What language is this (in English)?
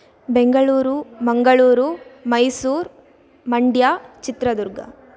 Sanskrit